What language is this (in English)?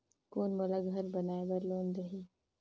Chhattisgarhi